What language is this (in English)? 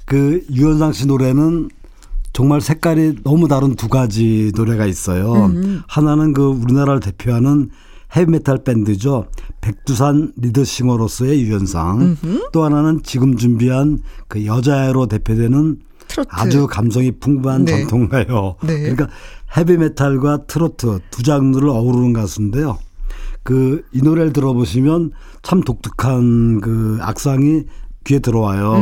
Korean